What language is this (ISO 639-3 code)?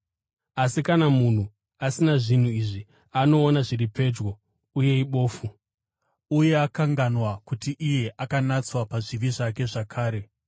sna